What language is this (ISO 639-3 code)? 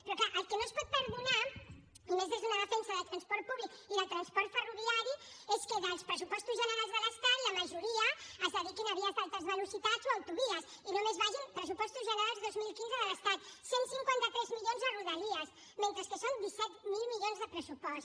cat